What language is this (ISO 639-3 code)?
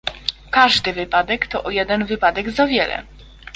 pol